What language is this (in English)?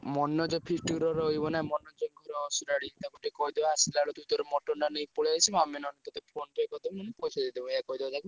Odia